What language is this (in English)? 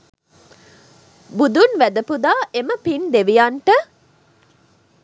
Sinhala